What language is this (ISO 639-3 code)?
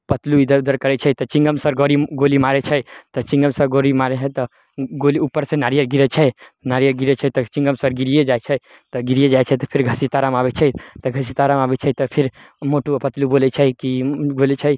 mai